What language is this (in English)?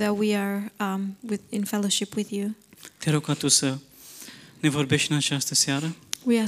Romanian